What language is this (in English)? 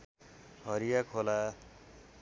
Nepali